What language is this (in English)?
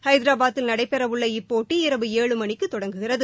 Tamil